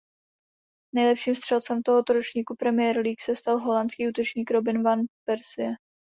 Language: Czech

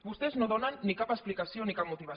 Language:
Catalan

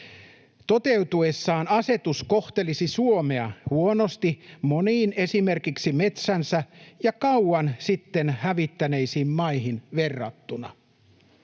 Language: Finnish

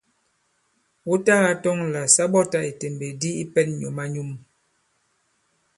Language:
Bankon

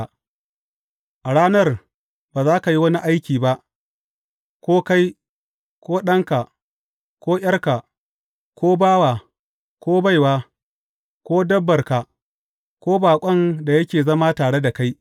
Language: Hausa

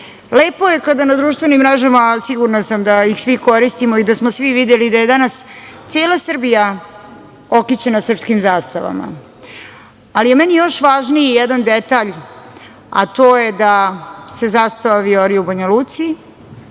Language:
Serbian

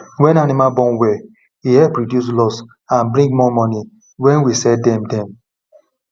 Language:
Nigerian Pidgin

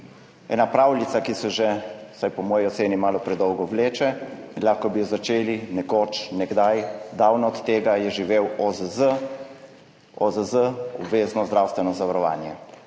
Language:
Slovenian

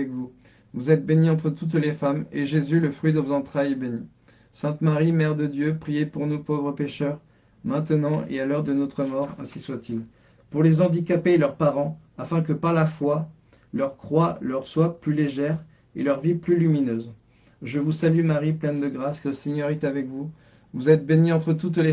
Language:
French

